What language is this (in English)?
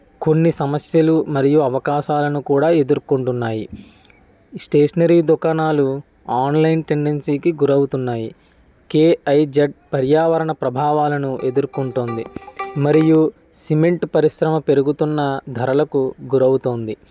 Telugu